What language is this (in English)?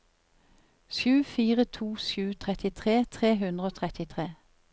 Norwegian